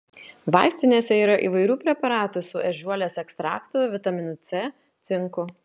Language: Lithuanian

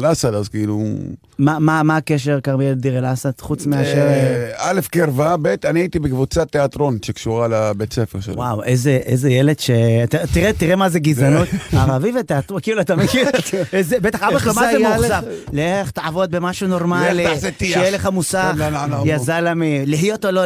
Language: Hebrew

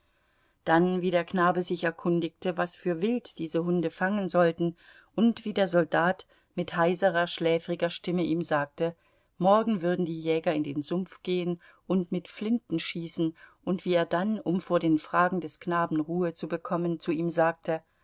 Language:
German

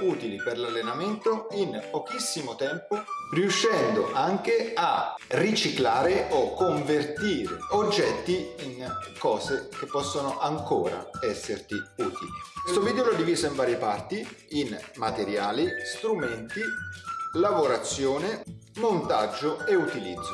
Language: Italian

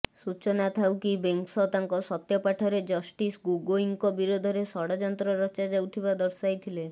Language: Odia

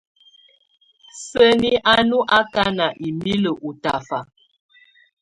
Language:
Tunen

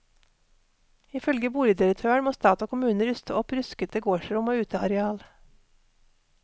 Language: Norwegian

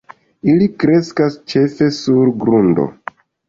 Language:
Esperanto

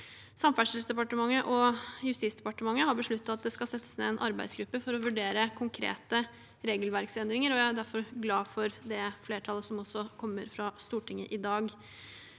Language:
Norwegian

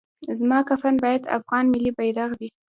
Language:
Pashto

